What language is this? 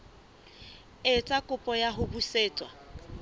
Southern Sotho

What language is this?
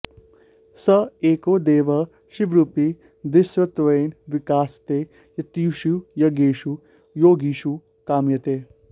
Sanskrit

